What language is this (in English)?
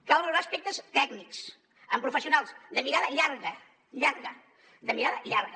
Catalan